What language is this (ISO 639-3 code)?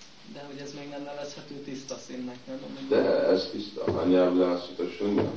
hun